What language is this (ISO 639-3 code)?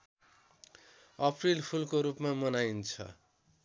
nep